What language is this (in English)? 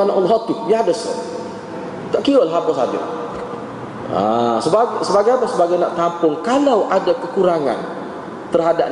Malay